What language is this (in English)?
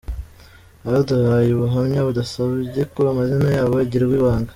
Kinyarwanda